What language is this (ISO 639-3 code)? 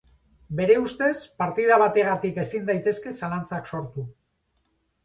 eus